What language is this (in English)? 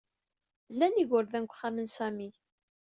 Kabyle